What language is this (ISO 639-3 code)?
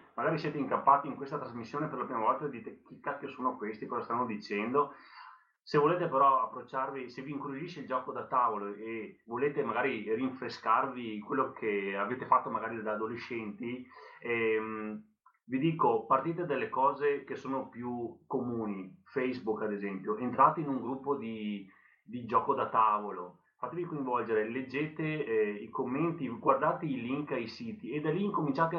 ita